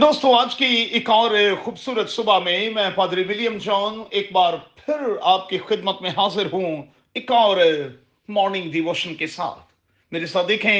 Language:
Urdu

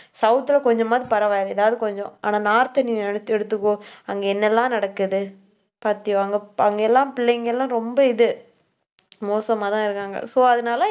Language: Tamil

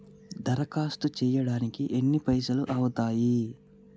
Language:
Telugu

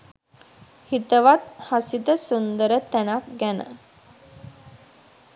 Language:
Sinhala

